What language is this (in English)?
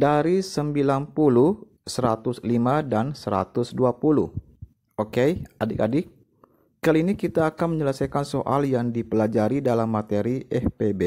Indonesian